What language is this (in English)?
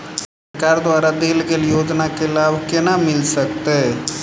Maithili